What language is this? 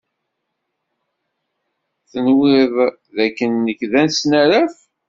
Kabyle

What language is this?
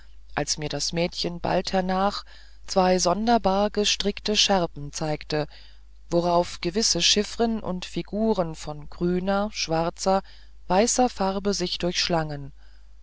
German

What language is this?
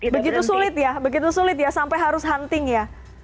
Indonesian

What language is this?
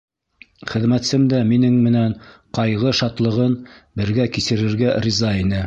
Bashkir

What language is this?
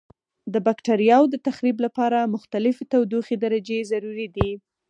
Pashto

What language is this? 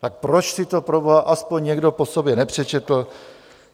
Czech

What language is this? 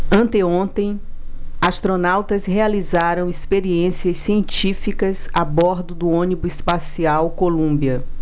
Portuguese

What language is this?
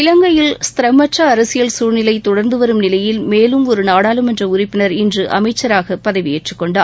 Tamil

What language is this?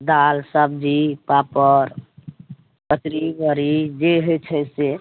Maithili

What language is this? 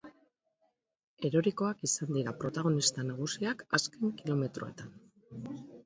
Basque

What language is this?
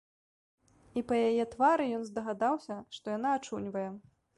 Belarusian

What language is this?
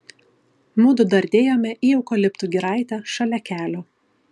Lithuanian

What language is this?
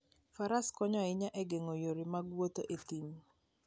Luo (Kenya and Tanzania)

